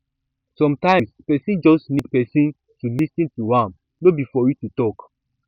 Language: Nigerian Pidgin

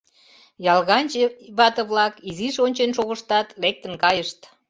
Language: Mari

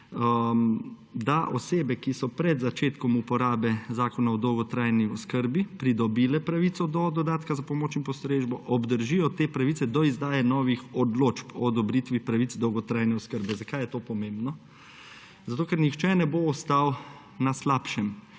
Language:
Slovenian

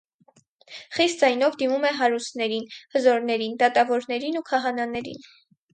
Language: Armenian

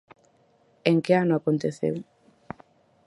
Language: Galician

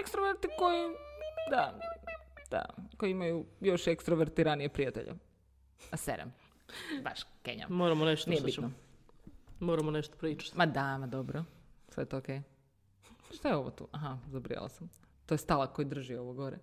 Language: Croatian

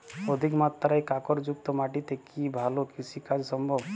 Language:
Bangla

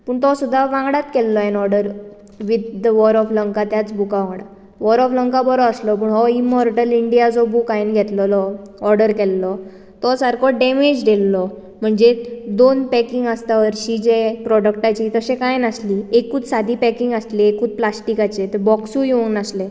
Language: Konkani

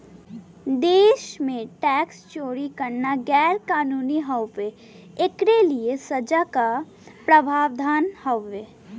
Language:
Bhojpuri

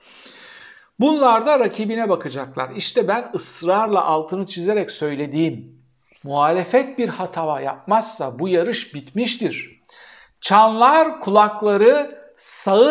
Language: Turkish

